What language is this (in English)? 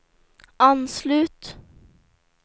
Swedish